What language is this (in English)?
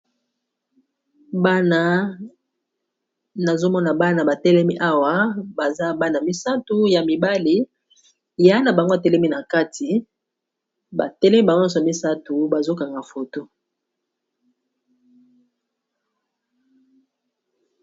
Lingala